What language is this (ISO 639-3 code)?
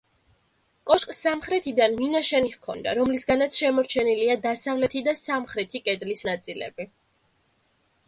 kat